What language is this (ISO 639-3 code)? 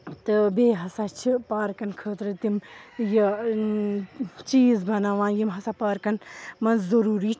kas